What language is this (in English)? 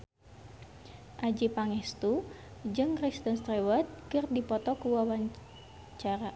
Sundanese